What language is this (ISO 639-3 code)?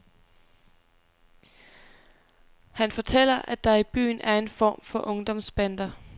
dan